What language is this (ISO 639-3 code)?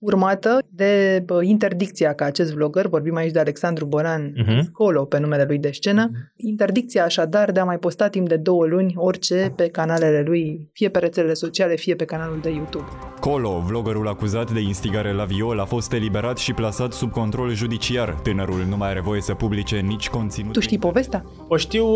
ron